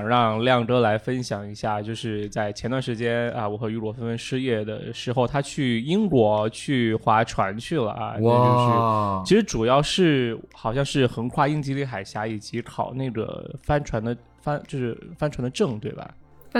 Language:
Chinese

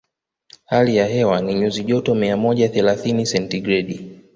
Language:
Swahili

